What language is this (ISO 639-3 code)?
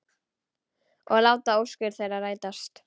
isl